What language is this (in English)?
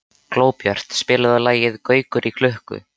Icelandic